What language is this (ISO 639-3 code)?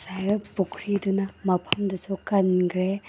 mni